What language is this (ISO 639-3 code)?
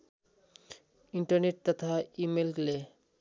nep